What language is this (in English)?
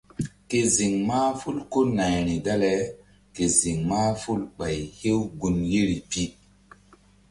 Mbum